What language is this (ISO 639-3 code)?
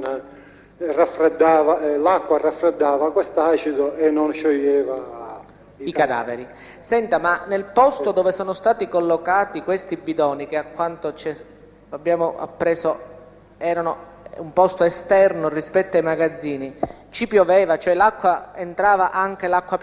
ita